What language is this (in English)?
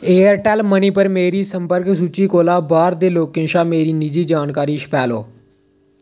Dogri